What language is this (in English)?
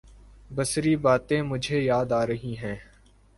Urdu